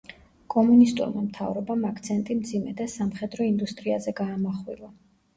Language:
Georgian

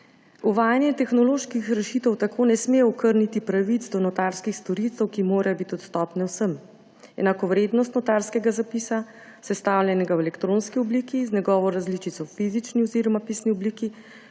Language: Slovenian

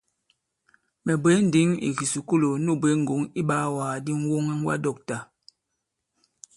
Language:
Bankon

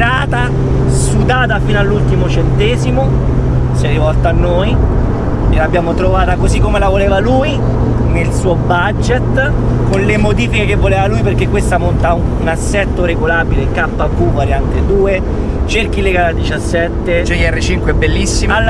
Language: Italian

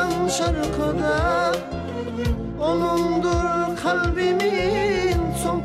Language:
Arabic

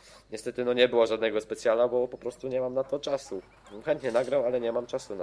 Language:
Polish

